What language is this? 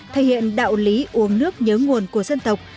Vietnamese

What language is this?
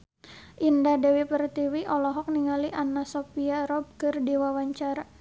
Sundanese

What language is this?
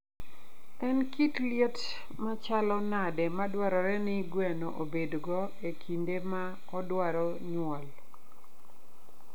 Luo (Kenya and Tanzania)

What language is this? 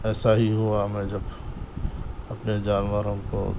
Urdu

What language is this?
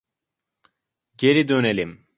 Turkish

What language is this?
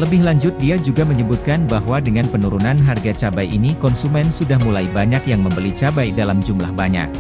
Indonesian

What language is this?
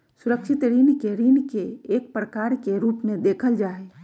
Magahi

